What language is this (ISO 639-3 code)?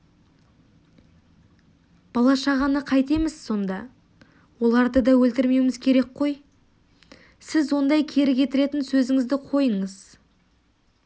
kaz